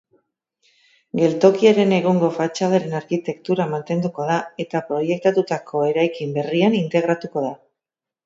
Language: Basque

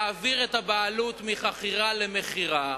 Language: Hebrew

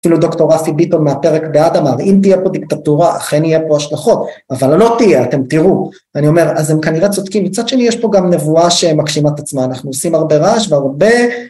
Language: Hebrew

